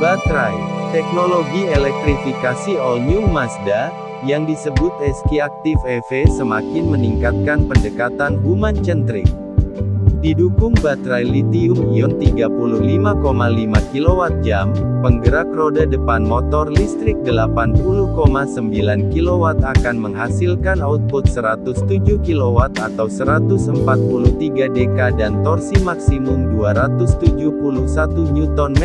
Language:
Indonesian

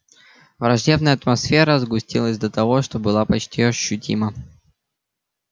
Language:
Russian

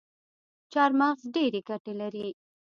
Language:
Pashto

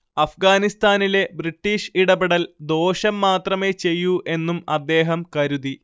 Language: Malayalam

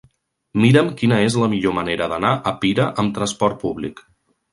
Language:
Catalan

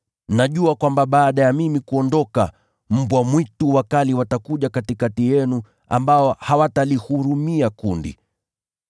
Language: Swahili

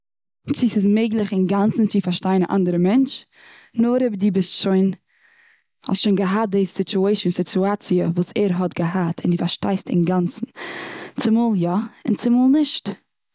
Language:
Yiddish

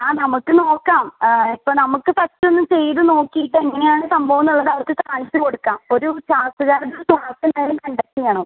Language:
Malayalam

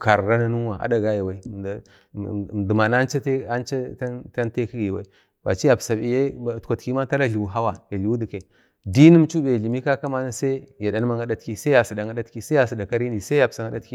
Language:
Bade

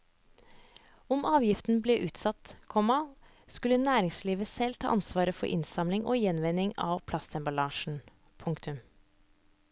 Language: Norwegian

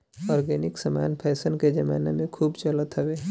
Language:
Bhojpuri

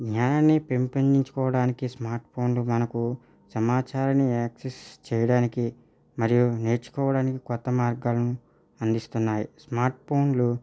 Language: Telugu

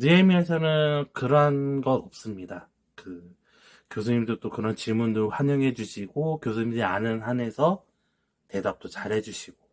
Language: Korean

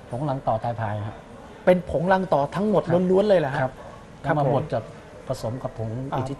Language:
Thai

